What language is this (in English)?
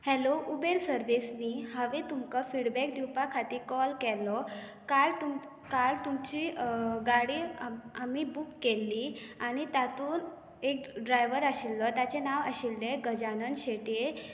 Konkani